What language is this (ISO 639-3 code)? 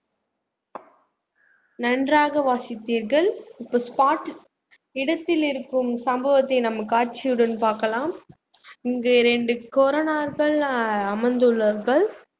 tam